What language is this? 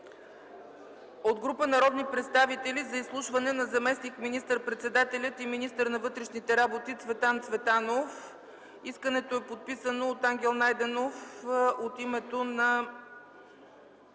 Bulgarian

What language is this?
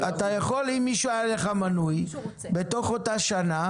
Hebrew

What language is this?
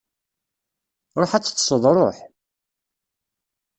Kabyle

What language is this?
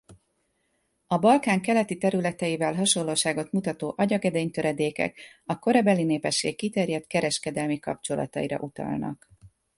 Hungarian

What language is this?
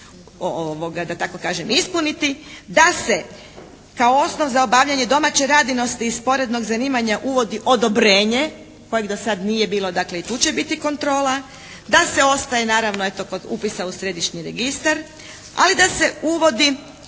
Croatian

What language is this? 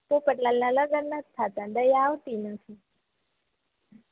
Gujarati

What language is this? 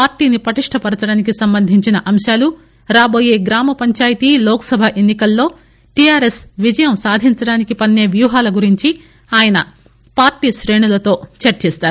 Telugu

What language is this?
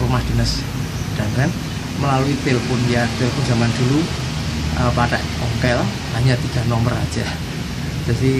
Indonesian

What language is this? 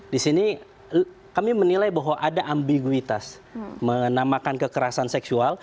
Indonesian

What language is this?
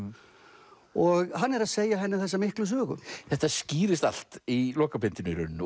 Icelandic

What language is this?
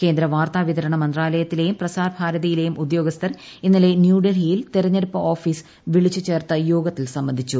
Malayalam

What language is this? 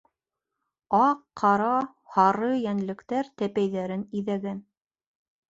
Bashkir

